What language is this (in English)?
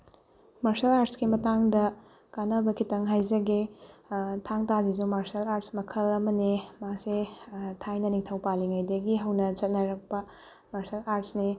Manipuri